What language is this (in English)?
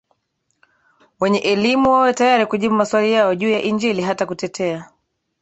Swahili